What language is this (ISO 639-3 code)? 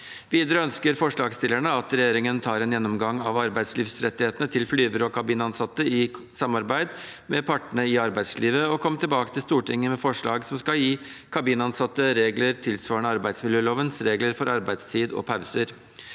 nor